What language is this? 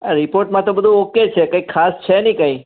Gujarati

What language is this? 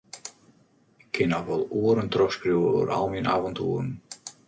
Western Frisian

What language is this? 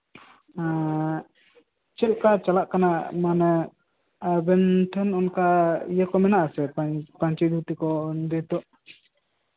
Santali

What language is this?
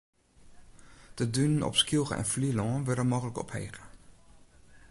Western Frisian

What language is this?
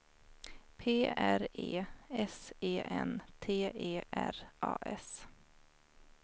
Swedish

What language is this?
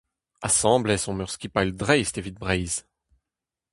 Breton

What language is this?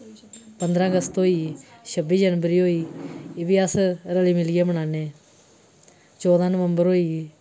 Dogri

